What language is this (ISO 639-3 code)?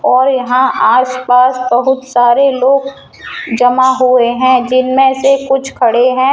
hin